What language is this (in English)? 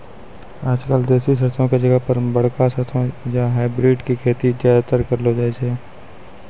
Maithili